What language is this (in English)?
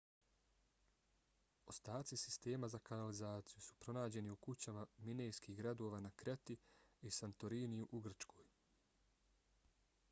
Bosnian